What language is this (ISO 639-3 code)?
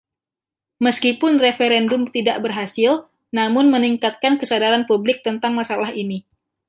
ind